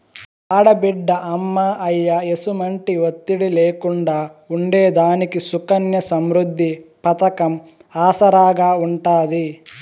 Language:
Telugu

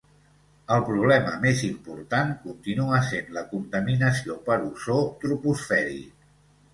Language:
Catalan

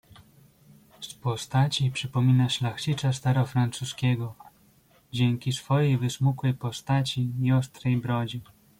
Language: Polish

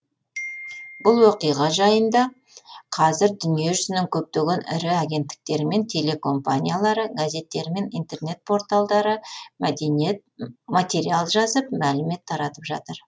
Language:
Kazakh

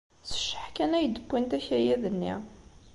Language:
Kabyle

